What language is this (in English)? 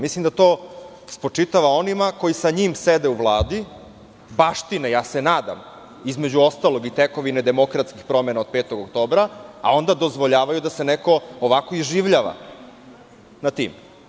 Serbian